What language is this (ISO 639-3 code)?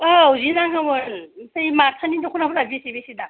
brx